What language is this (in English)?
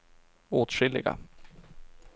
Swedish